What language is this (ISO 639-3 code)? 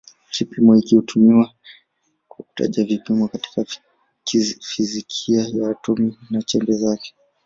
swa